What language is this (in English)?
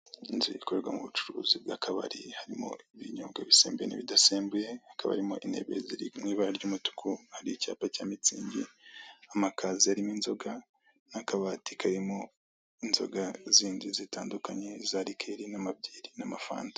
Kinyarwanda